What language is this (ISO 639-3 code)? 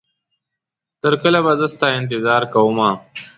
pus